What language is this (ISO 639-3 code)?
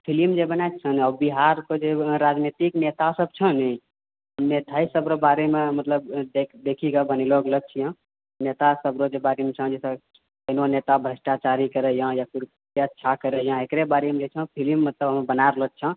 mai